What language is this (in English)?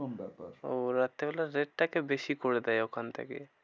Bangla